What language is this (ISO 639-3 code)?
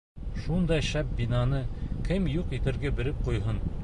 bak